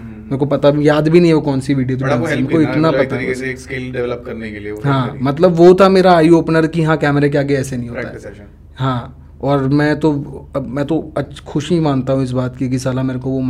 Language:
Hindi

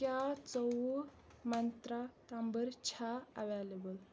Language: Kashmiri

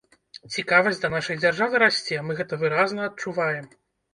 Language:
Belarusian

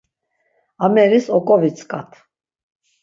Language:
Laz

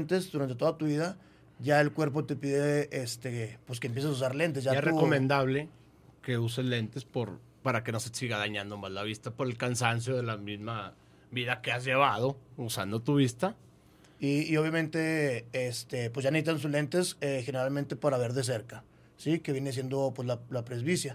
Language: Spanish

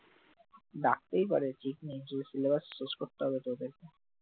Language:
Bangla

